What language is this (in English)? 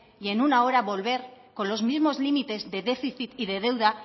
Spanish